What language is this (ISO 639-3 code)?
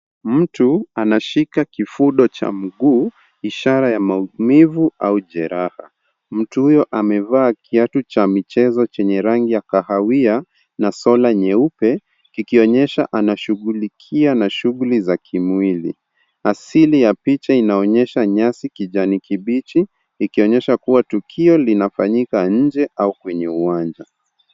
swa